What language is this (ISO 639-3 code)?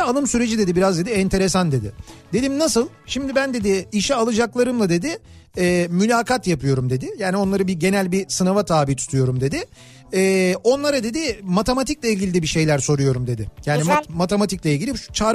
tur